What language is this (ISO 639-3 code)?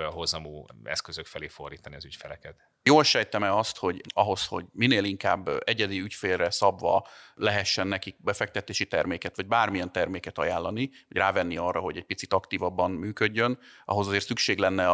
hun